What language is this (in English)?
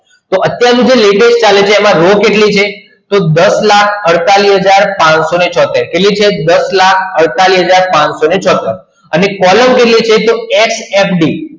Gujarati